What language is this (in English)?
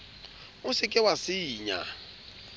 Southern Sotho